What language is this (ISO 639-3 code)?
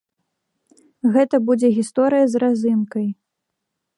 bel